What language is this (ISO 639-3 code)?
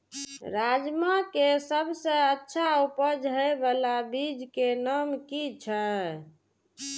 mai